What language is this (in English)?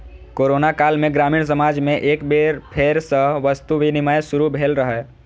Maithili